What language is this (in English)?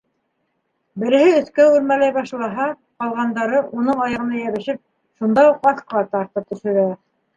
Bashkir